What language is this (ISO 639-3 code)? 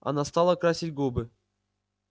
rus